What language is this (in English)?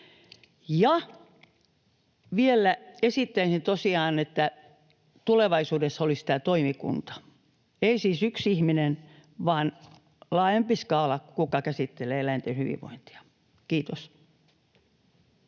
Finnish